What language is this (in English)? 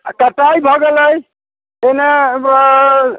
Maithili